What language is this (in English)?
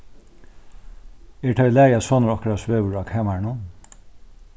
Faroese